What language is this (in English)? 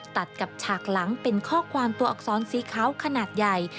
Thai